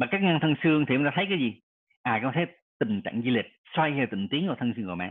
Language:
Vietnamese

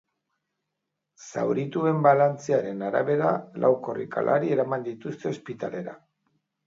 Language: Basque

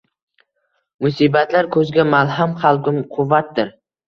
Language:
Uzbek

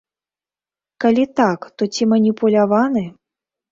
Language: Belarusian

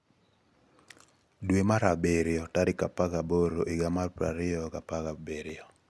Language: Luo (Kenya and Tanzania)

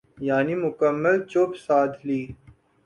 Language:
Urdu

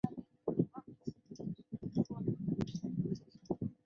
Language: Chinese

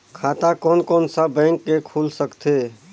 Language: Chhattisgarhi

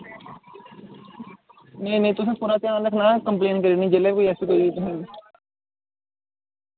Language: Dogri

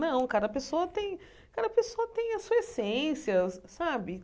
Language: Portuguese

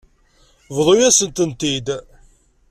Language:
Kabyle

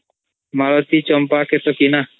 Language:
Odia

